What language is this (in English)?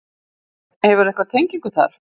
Icelandic